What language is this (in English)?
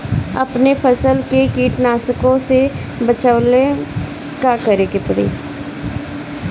Bhojpuri